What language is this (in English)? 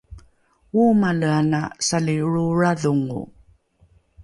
Rukai